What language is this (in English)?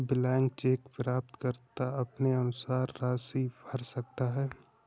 Hindi